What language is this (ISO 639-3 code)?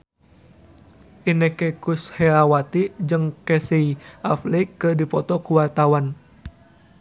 sun